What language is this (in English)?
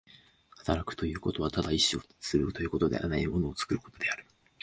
Japanese